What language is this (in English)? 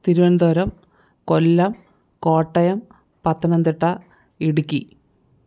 Malayalam